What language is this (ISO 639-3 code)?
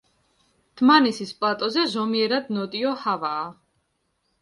kat